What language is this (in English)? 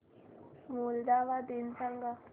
Marathi